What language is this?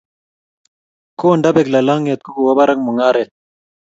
Kalenjin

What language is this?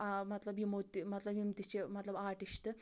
Kashmiri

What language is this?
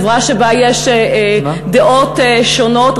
Hebrew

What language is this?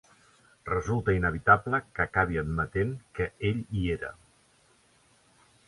Catalan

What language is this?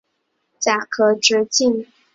Chinese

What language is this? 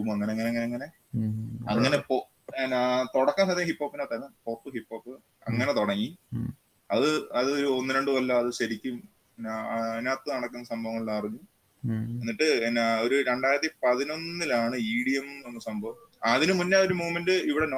Malayalam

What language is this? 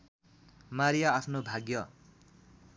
Nepali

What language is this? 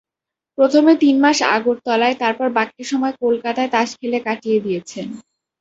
Bangla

